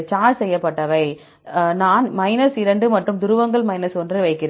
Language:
Tamil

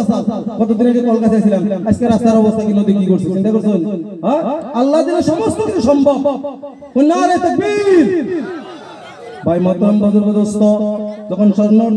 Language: Arabic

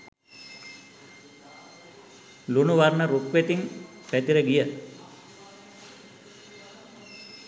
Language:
Sinhala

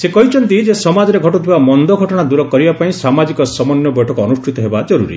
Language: Odia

